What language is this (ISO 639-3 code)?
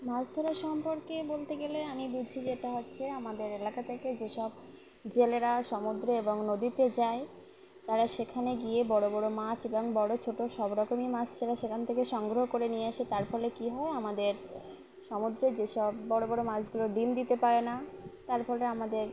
ben